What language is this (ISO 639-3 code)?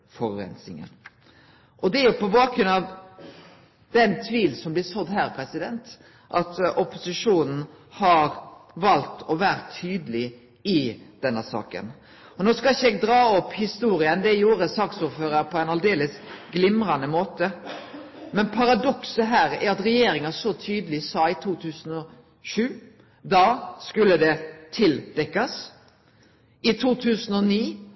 nno